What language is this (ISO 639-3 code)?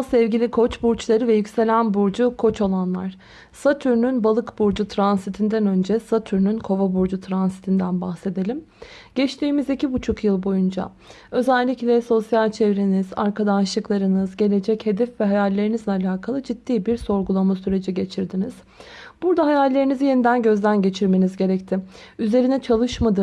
tur